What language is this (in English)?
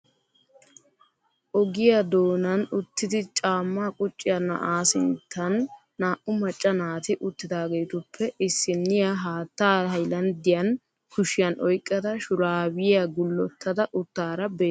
Wolaytta